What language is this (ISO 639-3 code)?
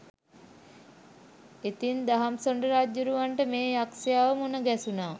sin